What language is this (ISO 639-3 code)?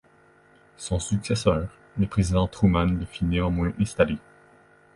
fra